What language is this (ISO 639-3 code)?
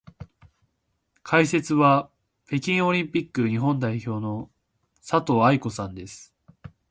jpn